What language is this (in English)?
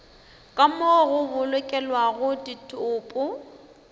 Northern Sotho